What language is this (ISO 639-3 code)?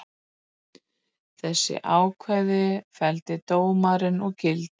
isl